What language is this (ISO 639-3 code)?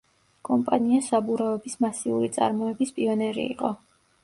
kat